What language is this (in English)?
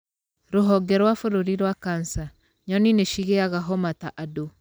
Kikuyu